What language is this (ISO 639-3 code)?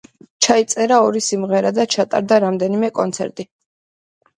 kat